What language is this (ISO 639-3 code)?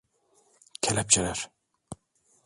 tur